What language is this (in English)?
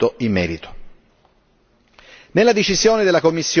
Italian